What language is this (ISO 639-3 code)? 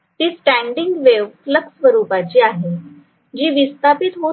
mar